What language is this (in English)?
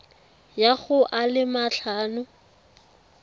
Tswana